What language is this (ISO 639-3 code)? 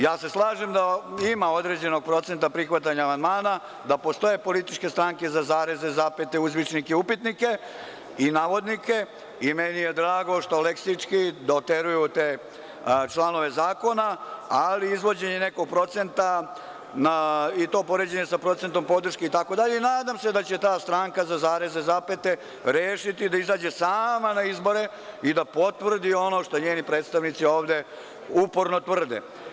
srp